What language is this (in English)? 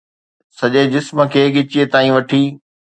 Sindhi